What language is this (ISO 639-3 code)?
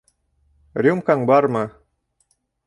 bak